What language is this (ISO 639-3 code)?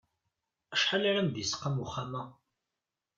kab